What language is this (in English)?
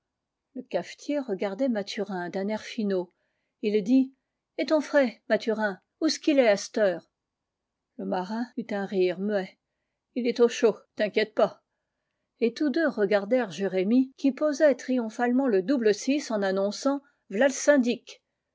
French